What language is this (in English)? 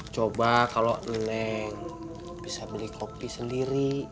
Indonesian